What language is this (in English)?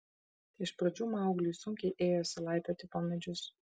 Lithuanian